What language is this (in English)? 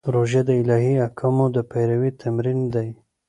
Pashto